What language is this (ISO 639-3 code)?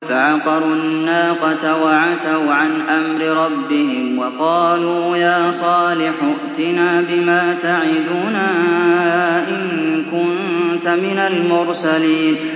ara